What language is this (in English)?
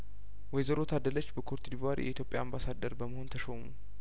Amharic